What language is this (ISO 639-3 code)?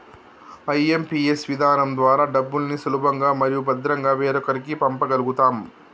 tel